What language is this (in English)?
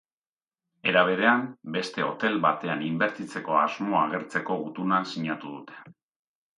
Basque